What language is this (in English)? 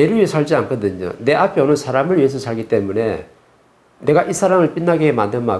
Korean